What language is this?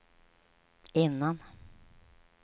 Swedish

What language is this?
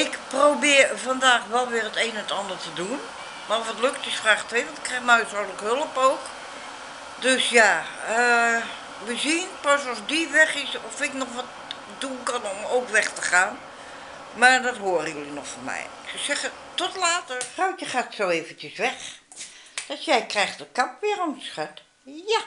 Dutch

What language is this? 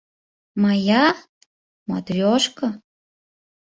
Bashkir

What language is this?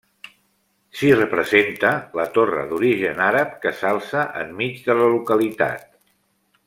Catalan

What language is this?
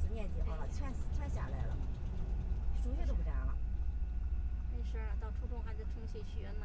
Chinese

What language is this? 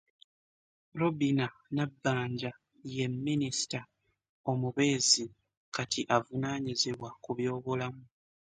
Ganda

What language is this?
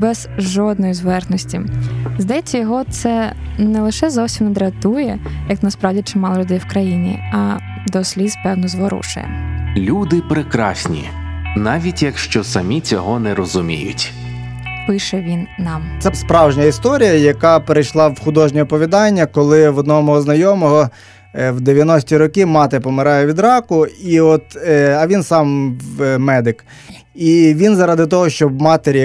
Ukrainian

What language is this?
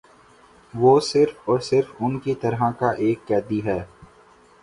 Urdu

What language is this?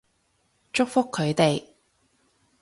Cantonese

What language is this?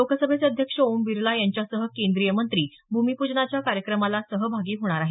Marathi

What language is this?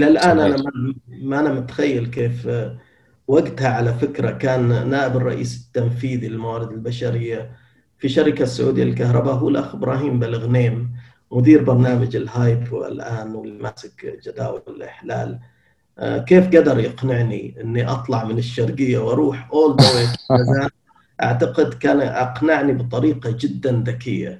Arabic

